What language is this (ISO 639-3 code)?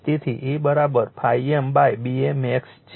guj